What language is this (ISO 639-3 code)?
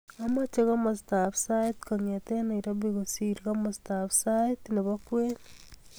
kln